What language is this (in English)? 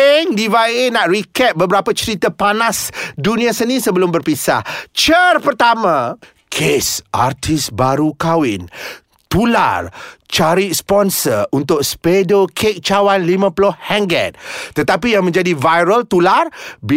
Malay